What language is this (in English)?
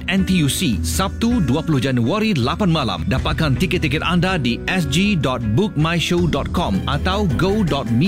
Malay